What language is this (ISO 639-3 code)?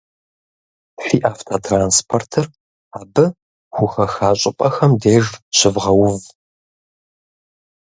kbd